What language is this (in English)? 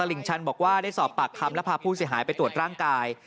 Thai